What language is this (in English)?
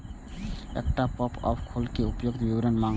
Maithili